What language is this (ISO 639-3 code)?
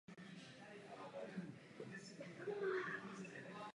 ces